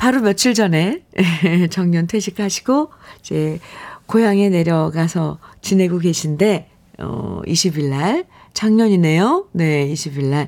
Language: Korean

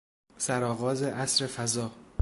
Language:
Persian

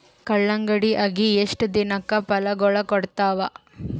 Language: Kannada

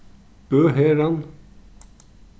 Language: Faroese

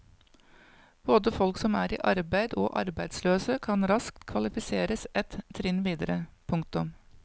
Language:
Norwegian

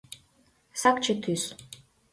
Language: Mari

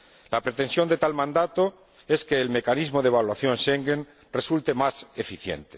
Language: Spanish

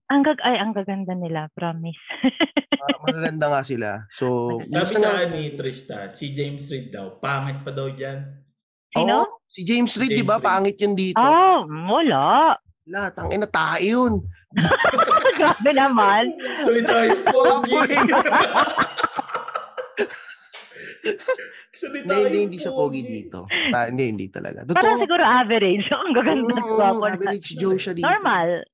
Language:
Filipino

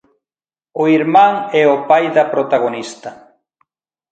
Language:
Galician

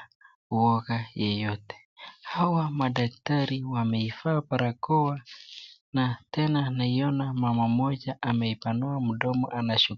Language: Swahili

